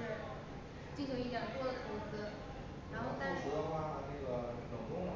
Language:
Chinese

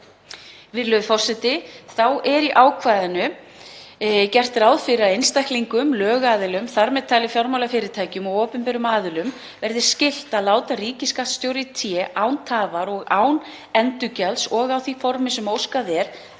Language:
Icelandic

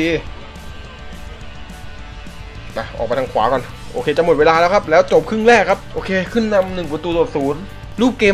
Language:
Thai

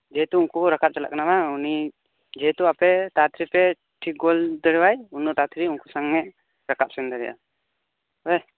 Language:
Santali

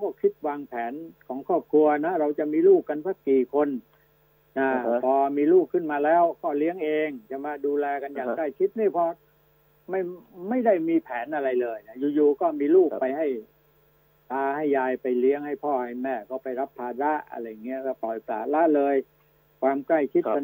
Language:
Thai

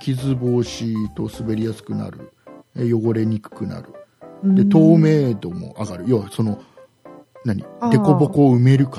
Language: Japanese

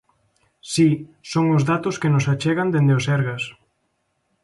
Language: Galician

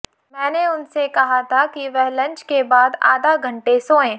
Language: Hindi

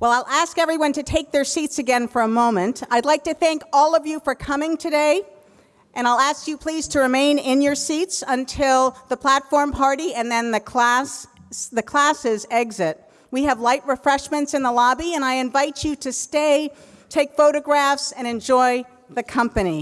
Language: English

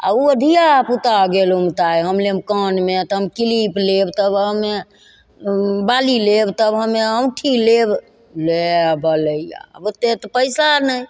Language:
Maithili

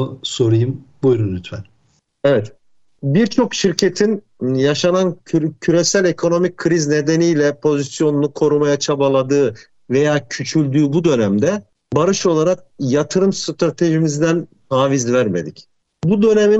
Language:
Turkish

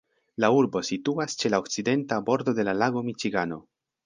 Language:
Esperanto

